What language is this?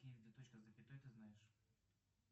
Russian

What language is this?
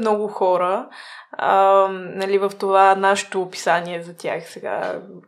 Bulgarian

